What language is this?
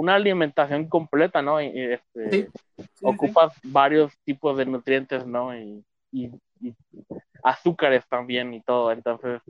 Spanish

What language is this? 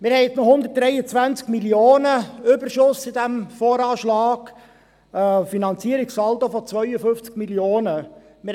Swiss German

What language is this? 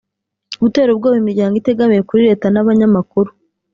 Kinyarwanda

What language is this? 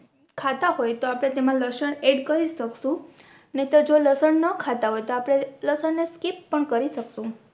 Gujarati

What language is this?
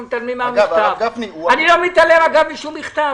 Hebrew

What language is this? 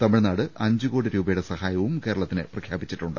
Malayalam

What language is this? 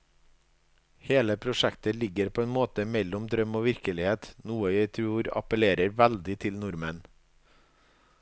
Norwegian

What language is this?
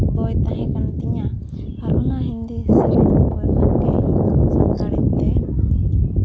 Santali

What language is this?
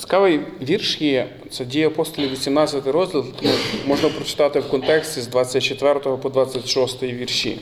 Ukrainian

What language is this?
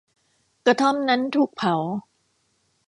Thai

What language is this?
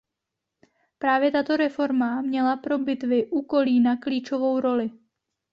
Czech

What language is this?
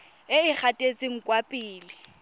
Tswana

